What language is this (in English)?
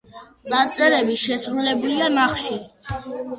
Georgian